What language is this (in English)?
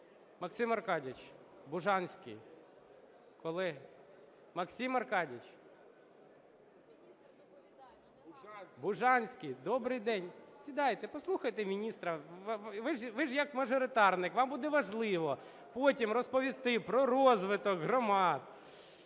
Ukrainian